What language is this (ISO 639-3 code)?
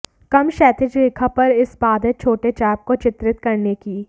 hin